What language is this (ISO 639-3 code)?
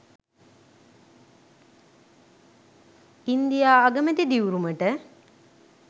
sin